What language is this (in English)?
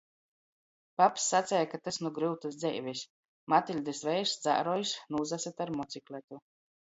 Latgalian